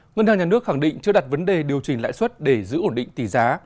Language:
Vietnamese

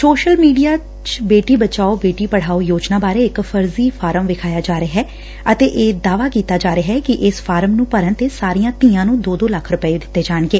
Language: Punjabi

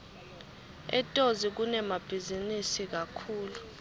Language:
Swati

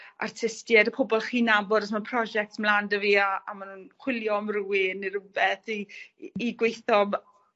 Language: Welsh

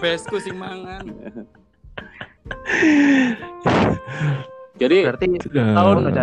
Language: Indonesian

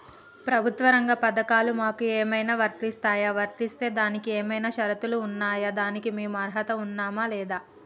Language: Telugu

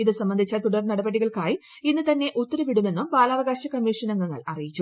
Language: Malayalam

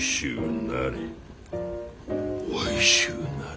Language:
Japanese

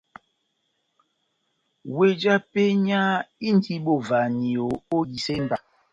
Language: Batanga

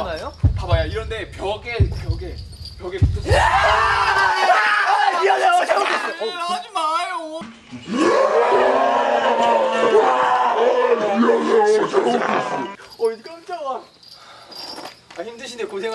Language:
Korean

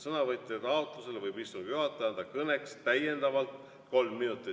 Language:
Estonian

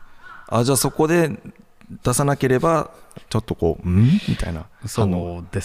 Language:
Japanese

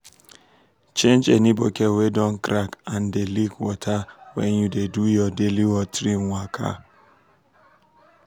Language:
Nigerian Pidgin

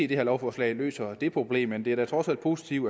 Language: Danish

